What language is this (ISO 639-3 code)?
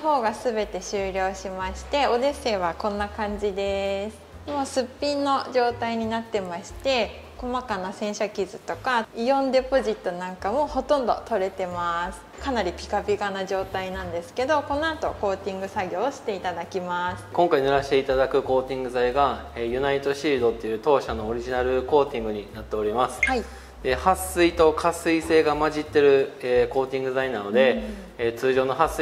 jpn